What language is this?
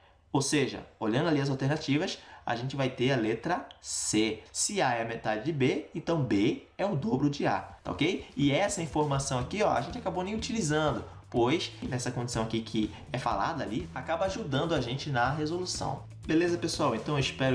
Portuguese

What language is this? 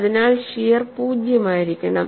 Malayalam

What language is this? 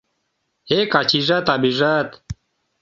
Mari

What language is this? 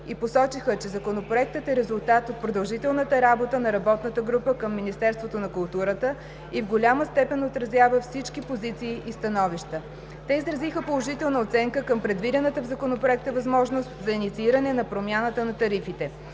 Bulgarian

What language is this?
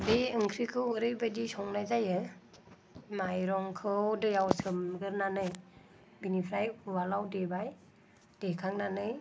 Bodo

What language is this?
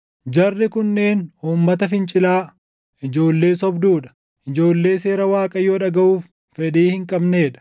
Oromo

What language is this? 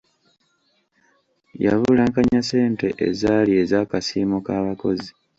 Ganda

